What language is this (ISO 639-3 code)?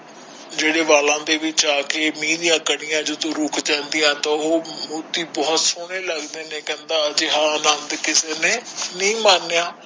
pan